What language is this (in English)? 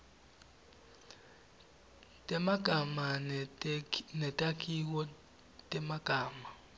Swati